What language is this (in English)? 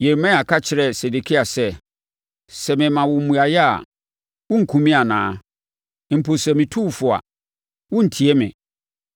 Akan